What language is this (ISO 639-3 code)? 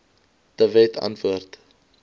afr